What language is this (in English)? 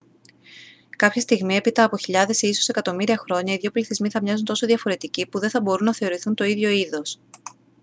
Greek